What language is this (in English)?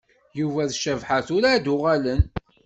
Kabyle